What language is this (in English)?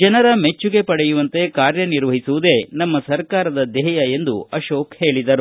Kannada